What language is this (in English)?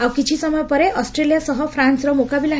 Odia